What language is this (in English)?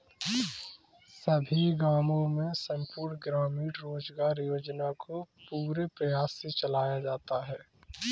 Hindi